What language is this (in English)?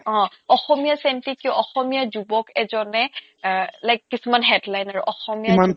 Assamese